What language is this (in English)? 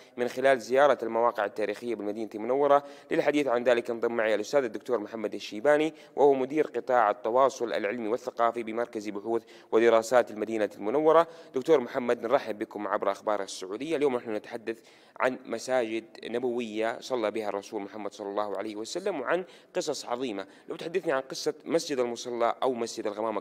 Arabic